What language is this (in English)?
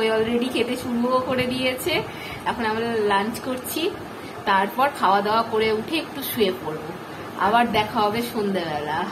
Bangla